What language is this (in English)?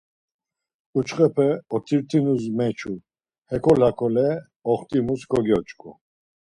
Laz